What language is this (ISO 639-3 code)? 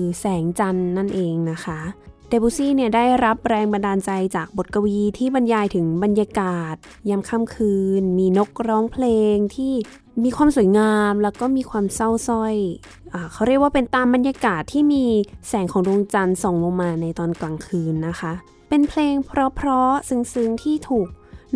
tha